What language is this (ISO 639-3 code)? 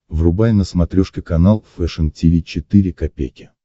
rus